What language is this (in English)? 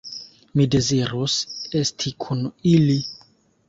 Esperanto